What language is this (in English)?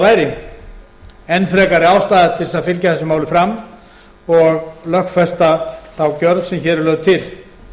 Icelandic